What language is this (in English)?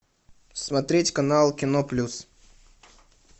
Russian